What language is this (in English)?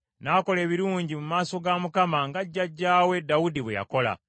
Ganda